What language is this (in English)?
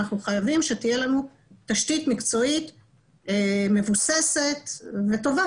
Hebrew